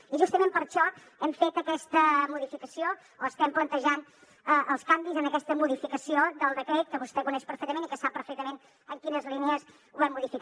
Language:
Catalan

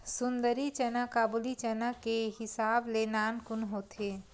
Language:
Chhattisgarhi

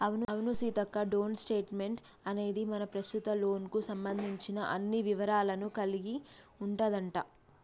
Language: Telugu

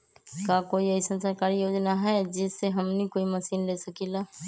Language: Magahi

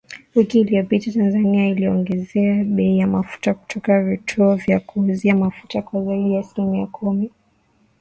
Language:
Swahili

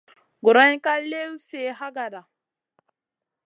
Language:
Masana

